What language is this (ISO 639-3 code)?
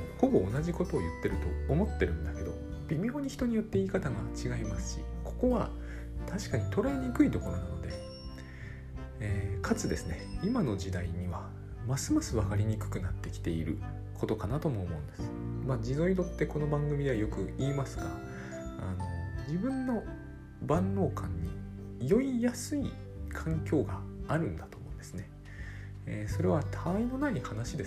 jpn